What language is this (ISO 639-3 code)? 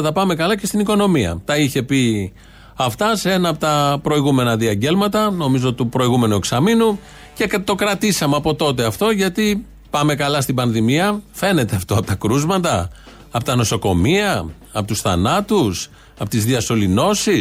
ell